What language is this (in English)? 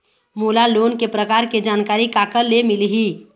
Chhattisgarhi